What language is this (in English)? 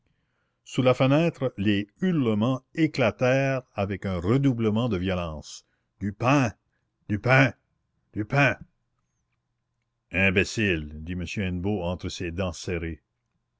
French